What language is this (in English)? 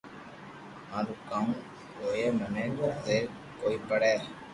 Loarki